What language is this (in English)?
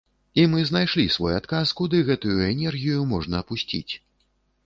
Belarusian